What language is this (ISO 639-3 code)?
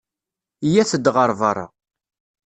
kab